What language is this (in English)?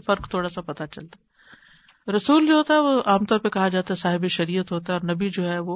Urdu